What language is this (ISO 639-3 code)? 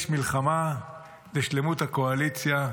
heb